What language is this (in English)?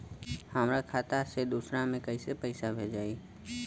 Bhojpuri